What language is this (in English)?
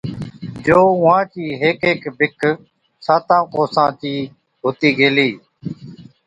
Od